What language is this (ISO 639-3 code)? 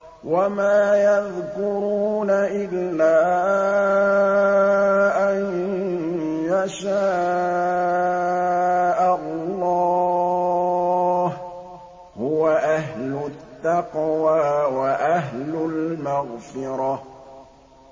ara